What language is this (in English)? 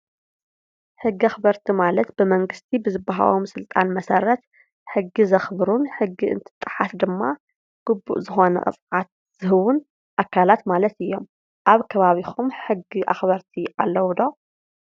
Tigrinya